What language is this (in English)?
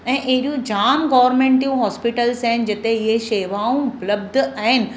Sindhi